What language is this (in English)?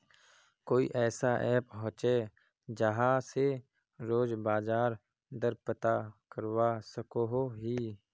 Magahi